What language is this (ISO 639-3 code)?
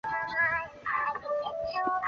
zho